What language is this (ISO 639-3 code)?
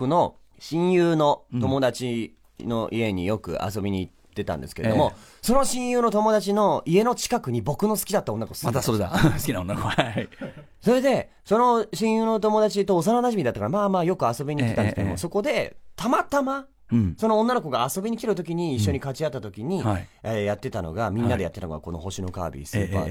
jpn